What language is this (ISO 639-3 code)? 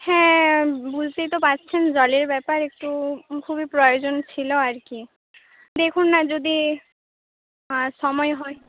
ben